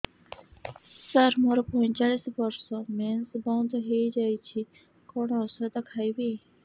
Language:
Odia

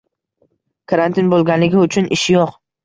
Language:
Uzbek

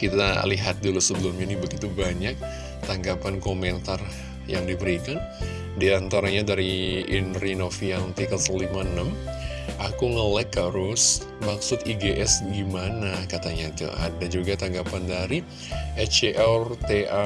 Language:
Indonesian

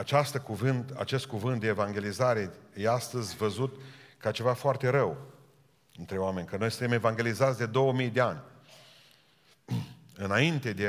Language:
Romanian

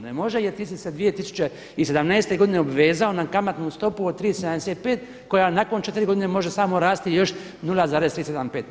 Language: Croatian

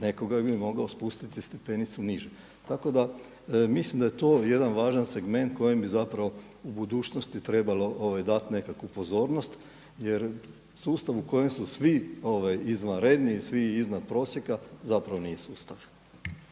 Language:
Croatian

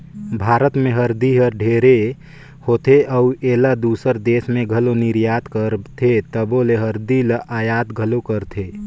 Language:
Chhattisgarhi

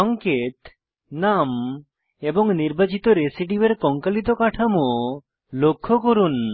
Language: Bangla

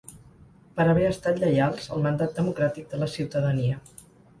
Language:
Catalan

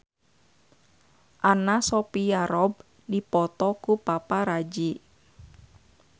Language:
Sundanese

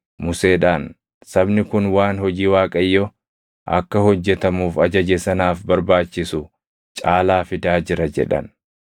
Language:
Oromo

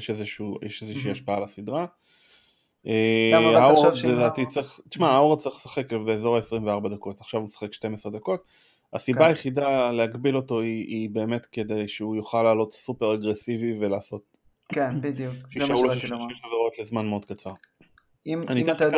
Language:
Hebrew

